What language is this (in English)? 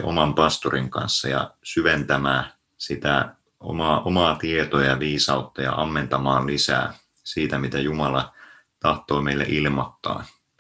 Finnish